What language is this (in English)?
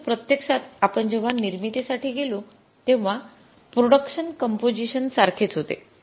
Marathi